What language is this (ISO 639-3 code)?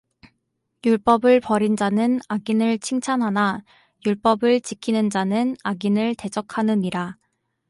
kor